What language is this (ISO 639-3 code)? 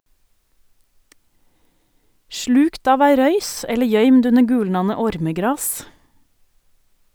nor